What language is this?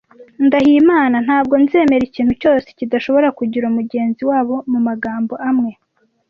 Kinyarwanda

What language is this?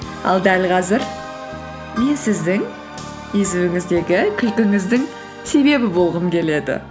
Kazakh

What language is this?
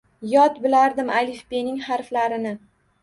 Uzbek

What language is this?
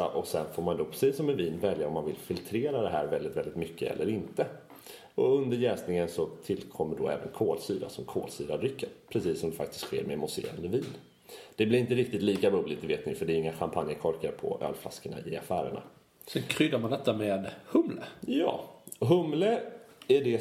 Swedish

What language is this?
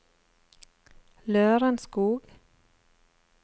Norwegian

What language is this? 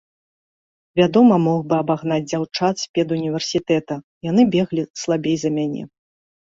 Belarusian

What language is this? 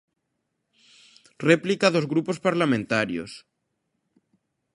Galician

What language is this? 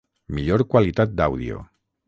Catalan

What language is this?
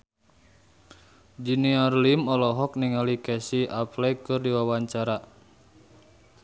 Sundanese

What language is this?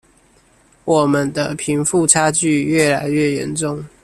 Chinese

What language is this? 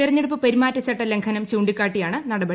Malayalam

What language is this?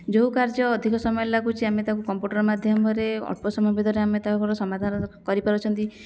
Odia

